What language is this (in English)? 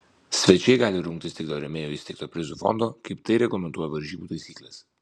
Lithuanian